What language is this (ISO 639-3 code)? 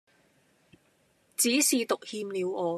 yue